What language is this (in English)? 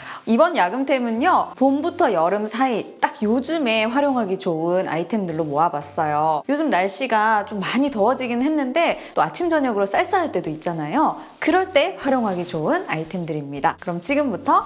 Korean